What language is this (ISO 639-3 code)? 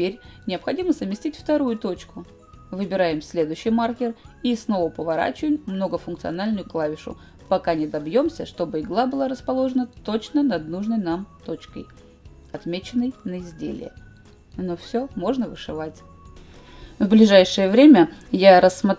rus